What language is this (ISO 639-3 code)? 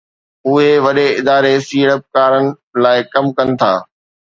snd